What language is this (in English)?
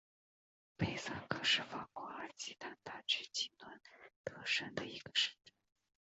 Chinese